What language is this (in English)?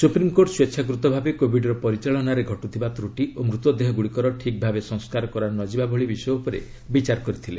Odia